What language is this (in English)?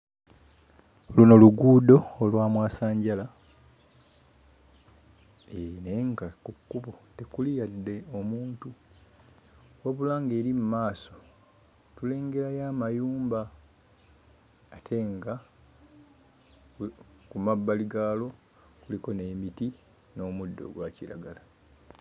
Ganda